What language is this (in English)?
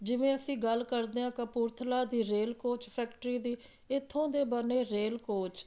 Punjabi